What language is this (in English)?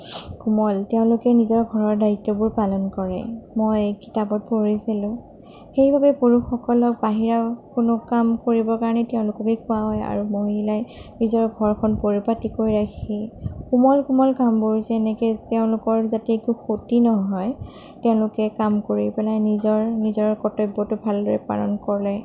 Assamese